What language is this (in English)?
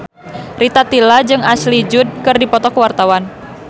Sundanese